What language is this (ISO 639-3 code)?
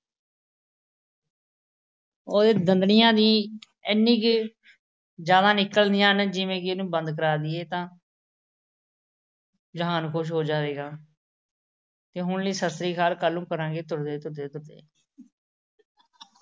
pan